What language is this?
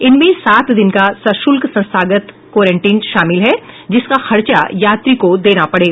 Hindi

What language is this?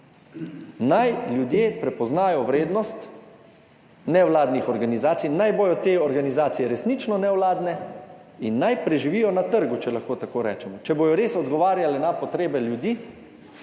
Slovenian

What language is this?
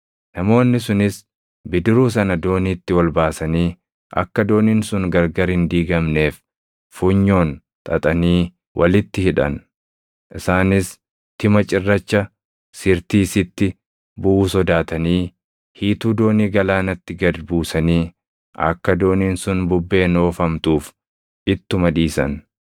Oromo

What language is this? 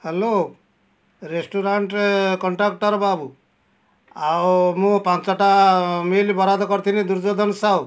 Odia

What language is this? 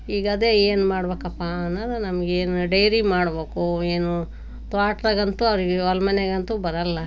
Kannada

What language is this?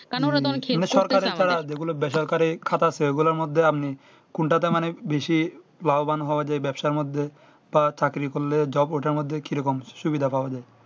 Bangla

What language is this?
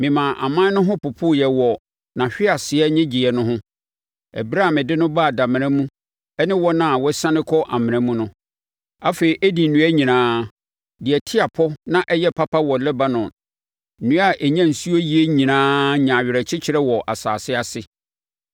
Akan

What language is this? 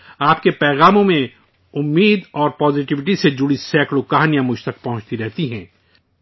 Urdu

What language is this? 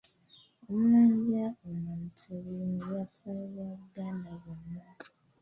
Ganda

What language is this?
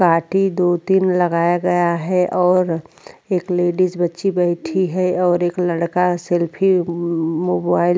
Hindi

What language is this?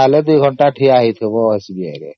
Odia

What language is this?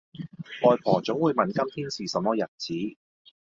Cantonese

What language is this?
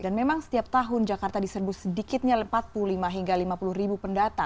Indonesian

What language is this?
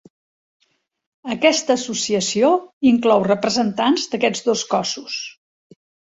Catalan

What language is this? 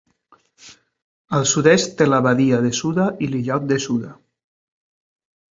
Catalan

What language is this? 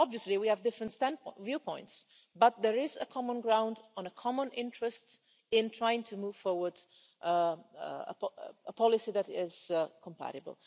English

